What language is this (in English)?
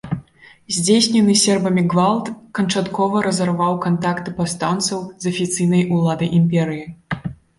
Belarusian